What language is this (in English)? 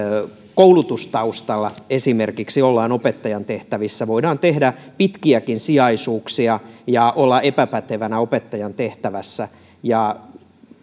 Finnish